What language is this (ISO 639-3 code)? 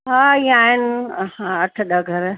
snd